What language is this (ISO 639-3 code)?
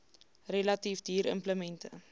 afr